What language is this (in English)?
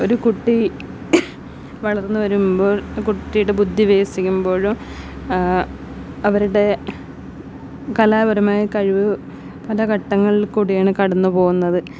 Malayalam